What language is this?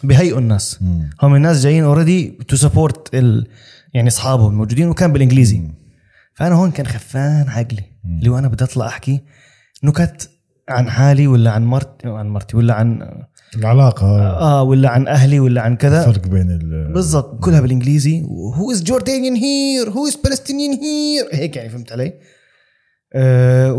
Arabic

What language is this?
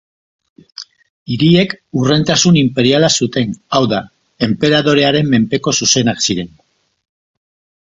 Basque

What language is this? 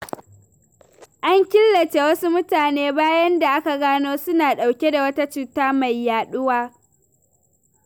Hausa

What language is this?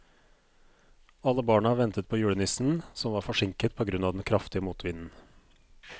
Norwegian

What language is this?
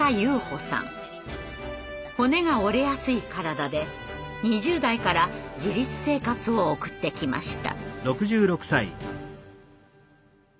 Japanese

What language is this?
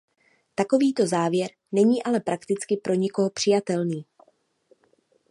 Czech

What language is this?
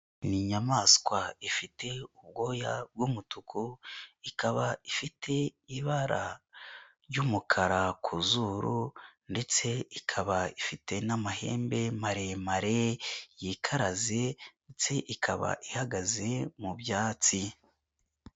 Kinyarwanda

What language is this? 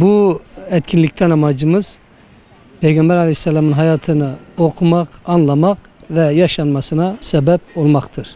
Turkish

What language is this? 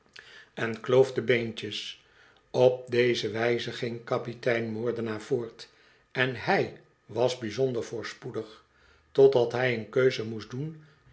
Dutch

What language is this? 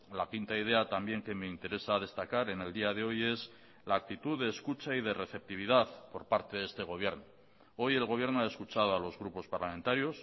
Spanish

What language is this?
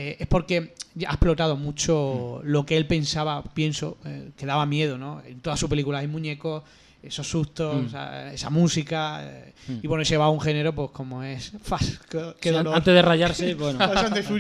Spanish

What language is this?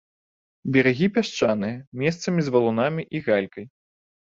Belarusian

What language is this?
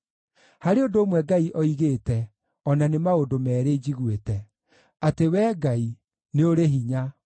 Kikuyu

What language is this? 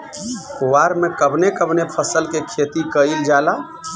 Bhojpuri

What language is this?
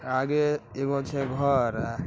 Magahi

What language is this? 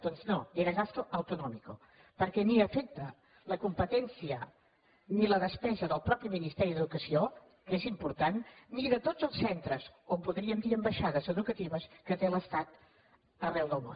Catalan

